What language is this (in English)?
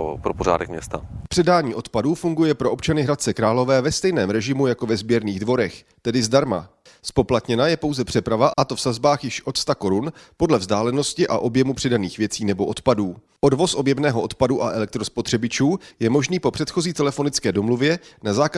Czech